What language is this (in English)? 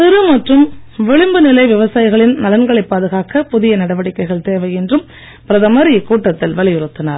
Tamil